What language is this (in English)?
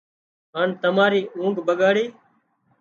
Wadiyara Koli